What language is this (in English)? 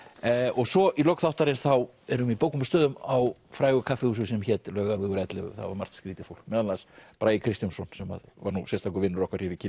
Icelandic